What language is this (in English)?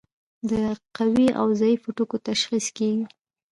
Pashto